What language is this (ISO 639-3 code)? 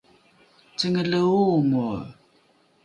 dru